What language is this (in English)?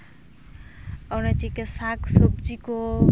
Santali